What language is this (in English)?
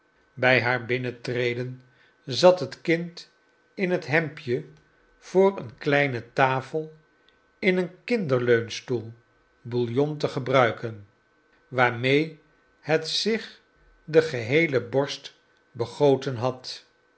Dutch